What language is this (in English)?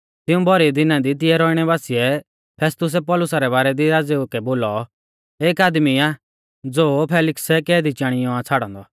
Mahasu Pahari